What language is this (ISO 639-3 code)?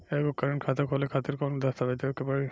bho